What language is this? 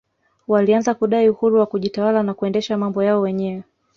Swahili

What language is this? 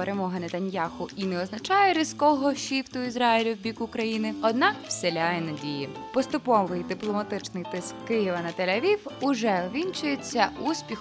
Ukrainian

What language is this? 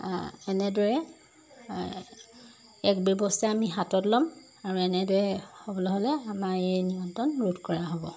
Assamese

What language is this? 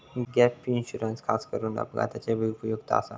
Marathi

